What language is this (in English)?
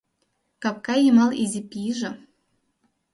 Mari